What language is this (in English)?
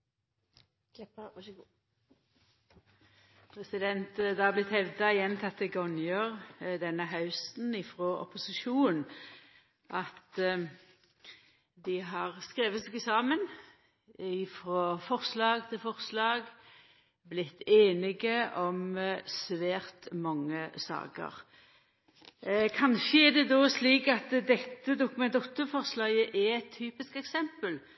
Norwegian Nynorsk